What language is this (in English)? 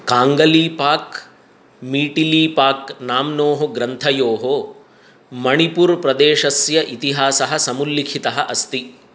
Sanskrit